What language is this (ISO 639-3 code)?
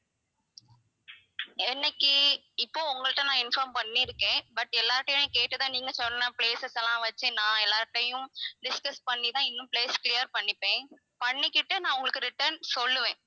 tam